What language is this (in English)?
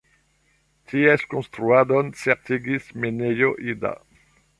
Esperanto